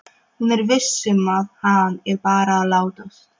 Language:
Icelandic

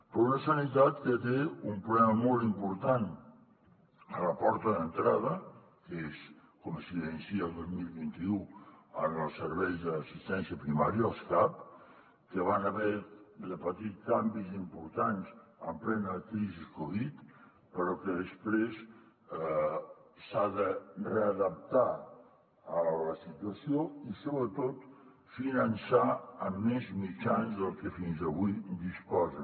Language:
Catalan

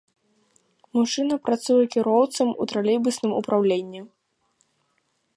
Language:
Belarusian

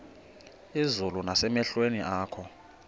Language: Xhosa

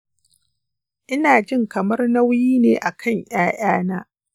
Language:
Hausa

